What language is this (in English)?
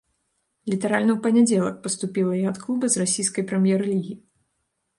Belarusian